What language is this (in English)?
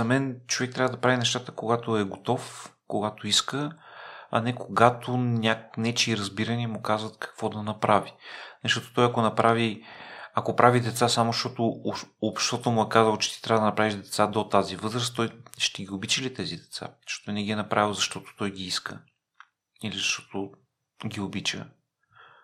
Bulgarian